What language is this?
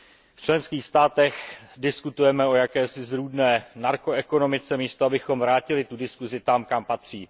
Czech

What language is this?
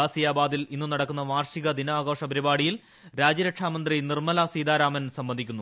Malayalam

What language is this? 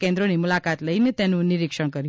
Gujarati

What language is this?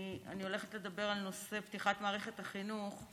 Hebrew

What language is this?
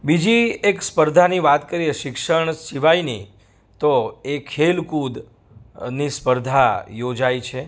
Gujarati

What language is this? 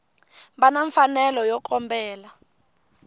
Tsonga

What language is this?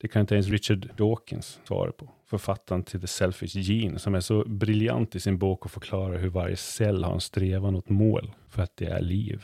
Swedish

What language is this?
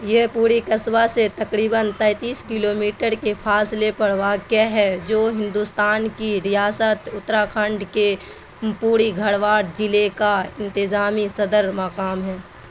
Urdu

